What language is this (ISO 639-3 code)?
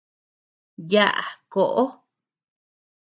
cux